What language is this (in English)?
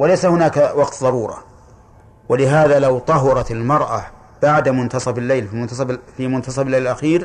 Arabic